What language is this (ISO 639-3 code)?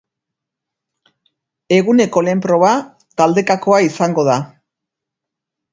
eus